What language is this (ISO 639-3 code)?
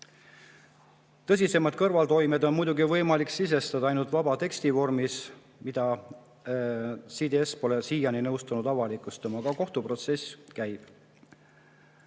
est